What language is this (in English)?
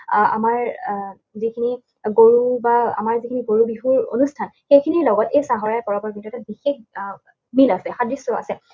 Assamese